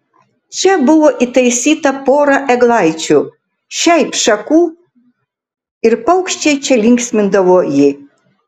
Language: Lithuanian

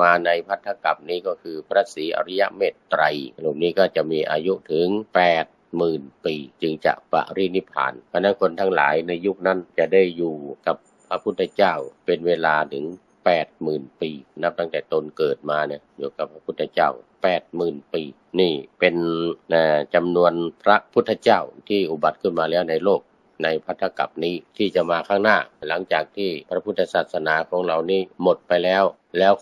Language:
Thai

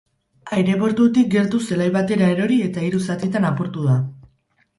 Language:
Basque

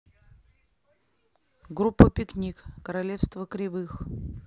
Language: Russian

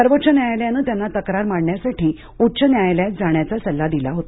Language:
Marathi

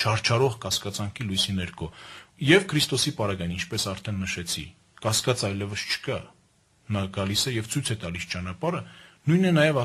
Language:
Hungarian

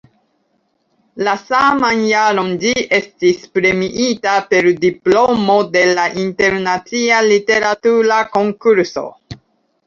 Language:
Esperanto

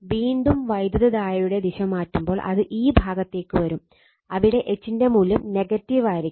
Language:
Malayalam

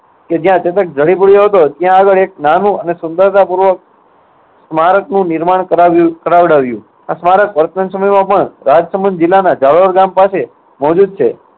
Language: Gujarati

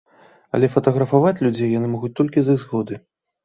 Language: Belarusian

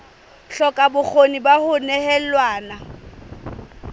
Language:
Southern Sotho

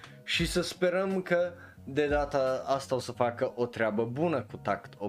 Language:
Romanian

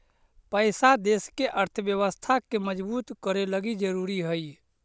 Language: Magahi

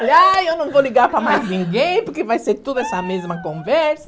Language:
Portuguese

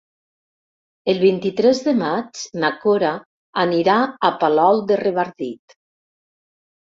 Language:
Catalan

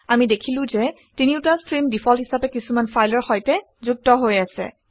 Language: Assamese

